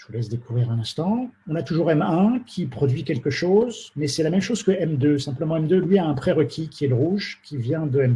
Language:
French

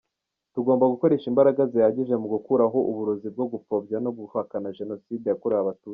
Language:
Kinyarwanda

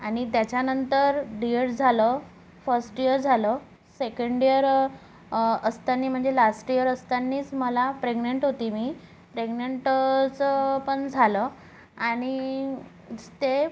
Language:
Marathi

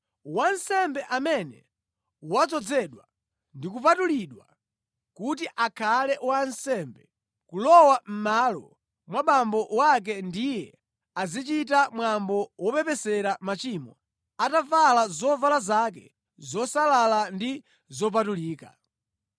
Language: Nyanja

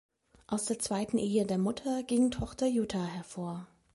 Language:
German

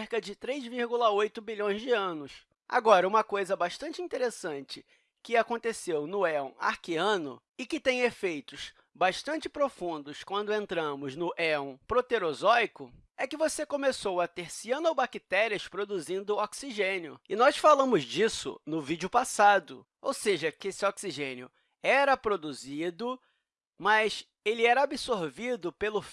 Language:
Portuguese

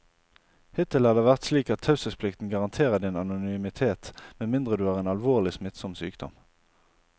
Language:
Norwegian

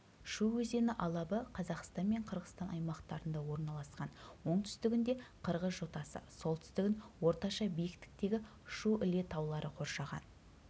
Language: Kazakh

